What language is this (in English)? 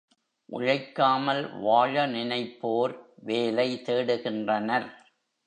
Tamil